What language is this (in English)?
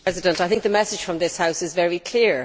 English